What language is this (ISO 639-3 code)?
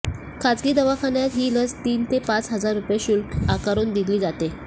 mar